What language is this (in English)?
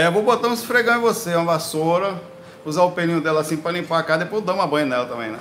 Portuguese